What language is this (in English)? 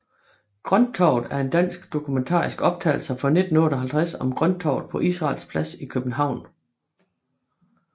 Danish